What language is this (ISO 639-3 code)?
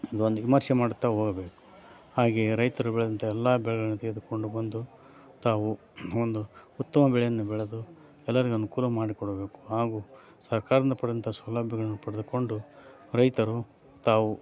kan